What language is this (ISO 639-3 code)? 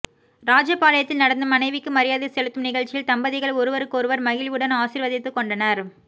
tam